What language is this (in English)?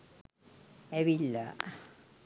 Sinhala